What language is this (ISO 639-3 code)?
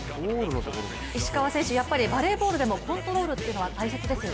jpn